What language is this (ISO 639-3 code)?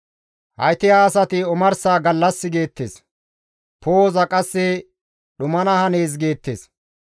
gmv